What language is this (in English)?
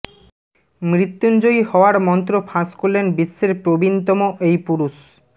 Bangla